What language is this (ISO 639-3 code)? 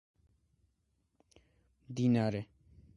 kat